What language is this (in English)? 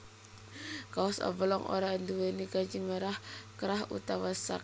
Javanese